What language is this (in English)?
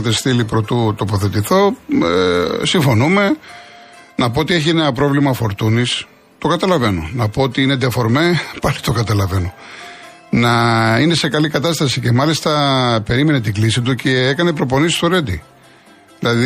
Greek